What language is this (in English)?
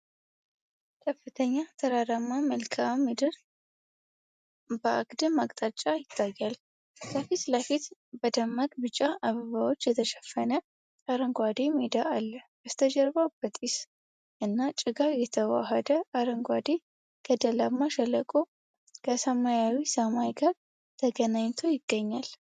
Amharic